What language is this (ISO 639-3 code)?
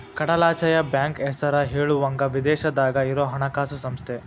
kan